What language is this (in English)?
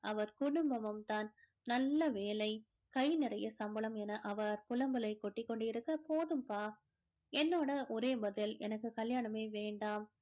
Tamil